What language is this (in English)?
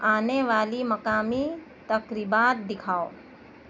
Urdu